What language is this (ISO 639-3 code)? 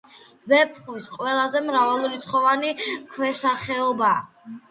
kat